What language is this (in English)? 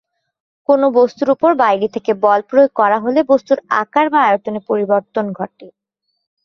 Bangla